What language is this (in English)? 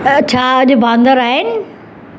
Sindhi